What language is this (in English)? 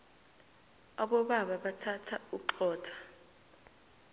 South Ndebele